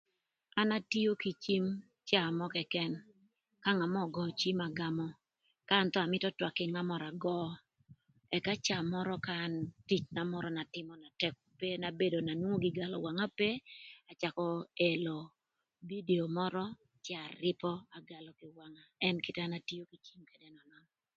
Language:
Thur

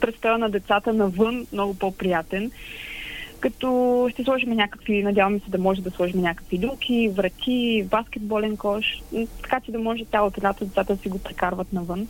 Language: Bulgarian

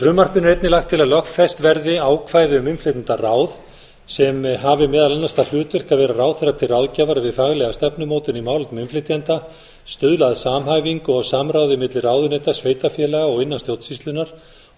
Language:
Icelandic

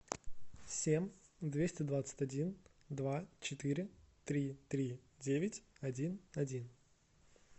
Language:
Russian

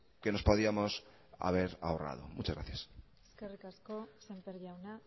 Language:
Spanish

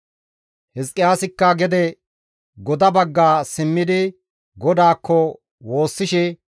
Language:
Gamo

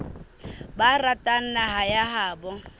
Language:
Southern Sotho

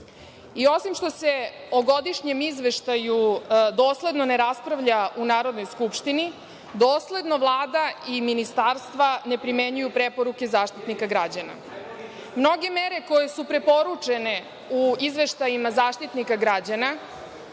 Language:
Serbian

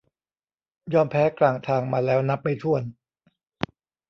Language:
Thai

